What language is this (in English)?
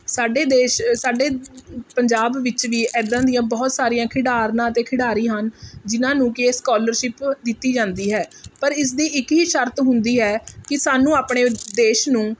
Punjabi